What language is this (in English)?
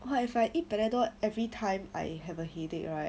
English